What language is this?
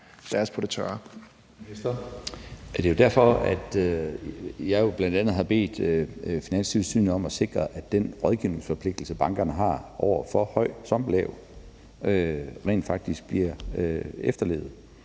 Danish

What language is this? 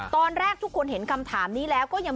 Thai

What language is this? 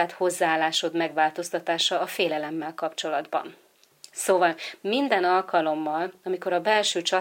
Hungarian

